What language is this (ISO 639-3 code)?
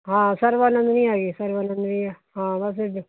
pan